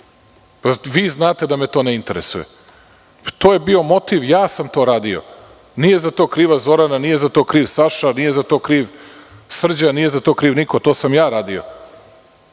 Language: Serbian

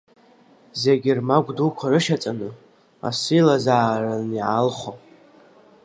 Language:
Abkhazian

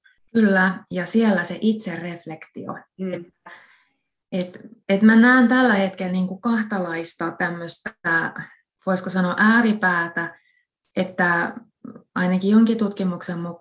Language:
Finnish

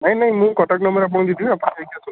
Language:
Odia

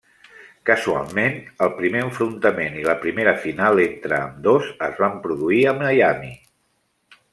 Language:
Catalan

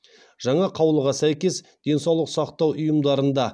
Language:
Kazakh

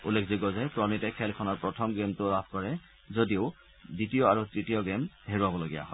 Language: Assamese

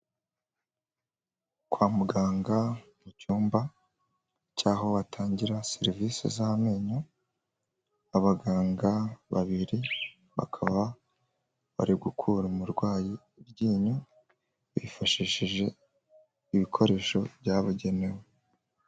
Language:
Kinyarwanda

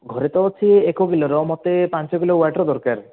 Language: Odia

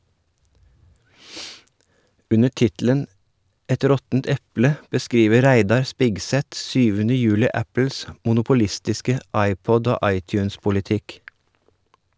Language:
Norwegian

